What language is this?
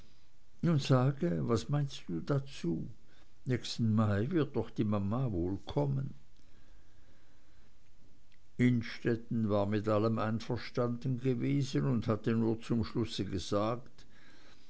German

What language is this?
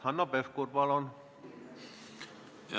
Estonian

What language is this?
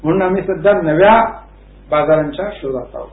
Marathi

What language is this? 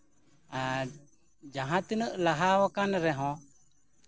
Santali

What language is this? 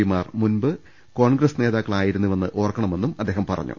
Malayalam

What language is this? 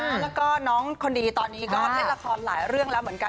Thai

